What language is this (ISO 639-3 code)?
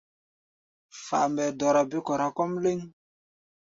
gba